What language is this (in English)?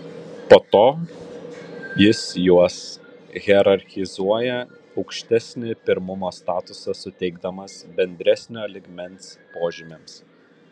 Lithuanian